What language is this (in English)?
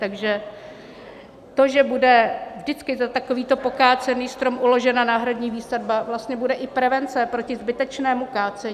Czech